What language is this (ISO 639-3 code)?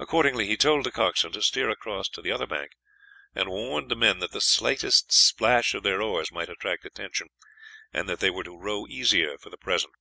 eng